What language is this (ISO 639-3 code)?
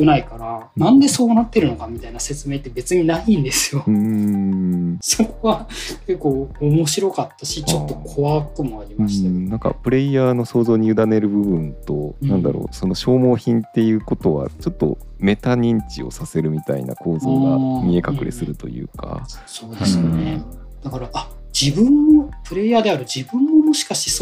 jpn